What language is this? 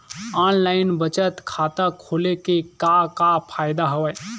Chhattisgarhi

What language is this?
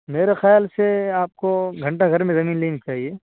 Urdu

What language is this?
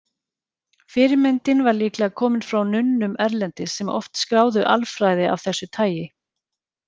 Icelandic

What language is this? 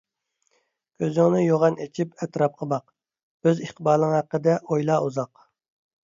Uyghur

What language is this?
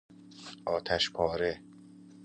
Persian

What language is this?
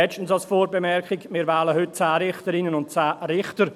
Swiss German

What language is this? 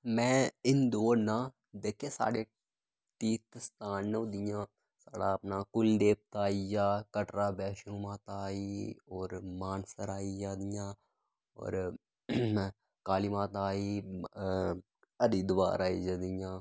Dogri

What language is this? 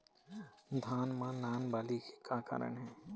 Chhattisgarhi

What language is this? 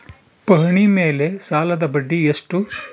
Kannada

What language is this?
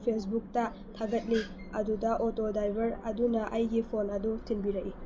Manipuri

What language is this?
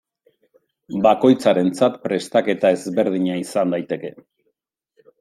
Basque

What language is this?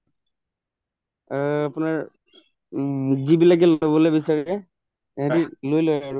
Assamese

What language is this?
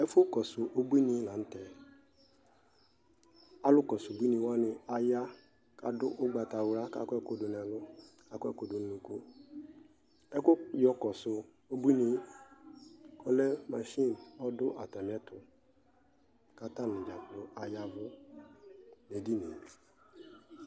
Ikposo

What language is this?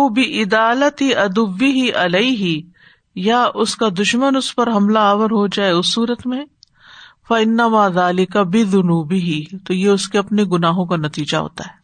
Urdu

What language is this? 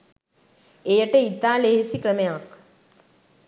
Sinhala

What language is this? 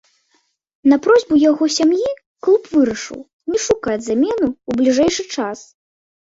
Belarusian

